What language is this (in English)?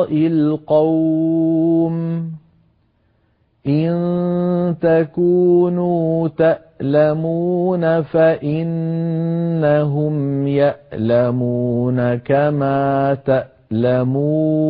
Arabic